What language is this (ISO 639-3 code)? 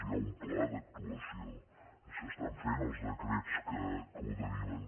cat